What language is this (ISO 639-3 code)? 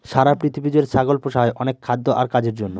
ben